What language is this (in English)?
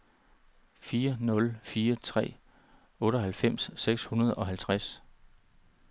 Danish